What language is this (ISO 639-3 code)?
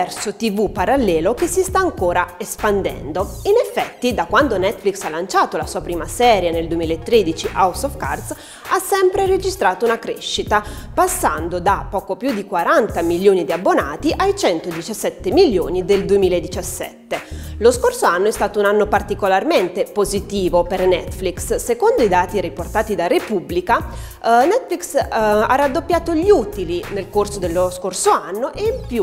ita